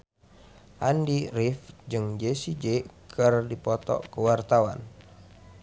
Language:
Sundanese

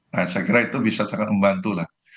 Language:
Indonesian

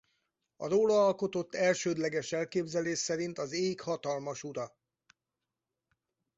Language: Hungarian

